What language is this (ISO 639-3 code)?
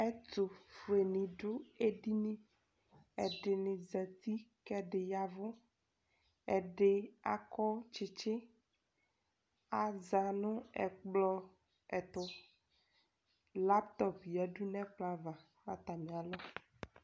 kpo